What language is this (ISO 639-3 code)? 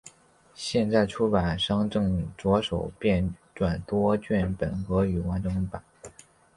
zho